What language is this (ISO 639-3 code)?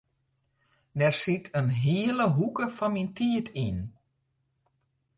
fry